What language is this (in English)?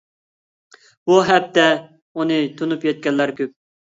Uyghur